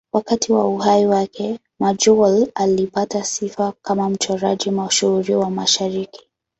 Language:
Swahili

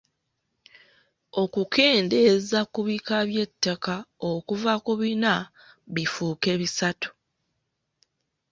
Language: Ganda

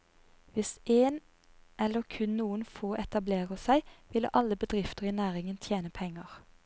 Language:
Norwegian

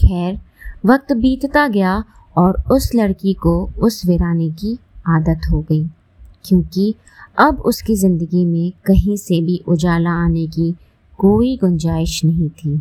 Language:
Hindi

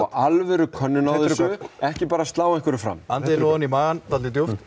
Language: Icelandic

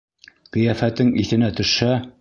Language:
Bashkir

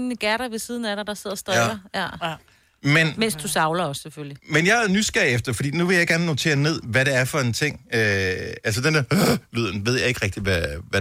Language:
Danish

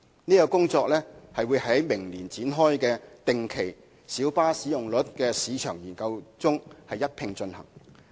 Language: Cantonese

